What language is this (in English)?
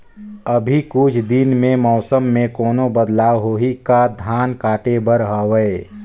Chhattisgarhi